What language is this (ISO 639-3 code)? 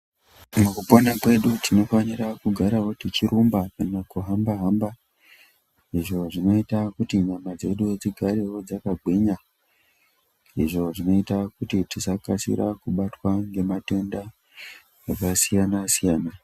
ndc